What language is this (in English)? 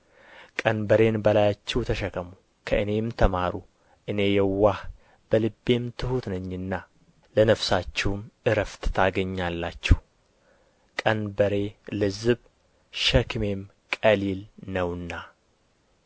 Amharic